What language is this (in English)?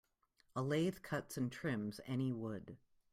English